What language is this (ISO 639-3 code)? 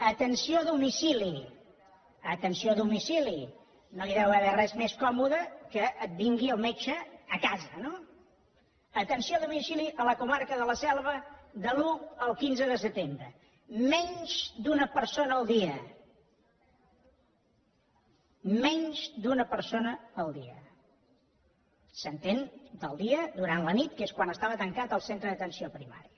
cat